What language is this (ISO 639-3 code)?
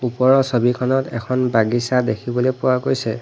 asm